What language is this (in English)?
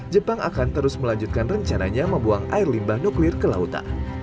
Indonesian